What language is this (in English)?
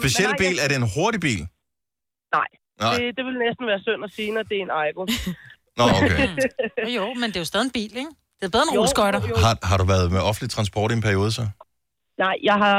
Danish